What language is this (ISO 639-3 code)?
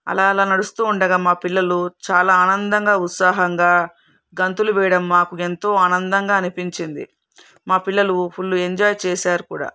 tel